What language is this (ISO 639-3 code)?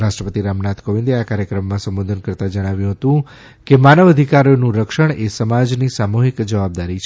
guj